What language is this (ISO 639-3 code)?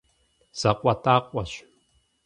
kbd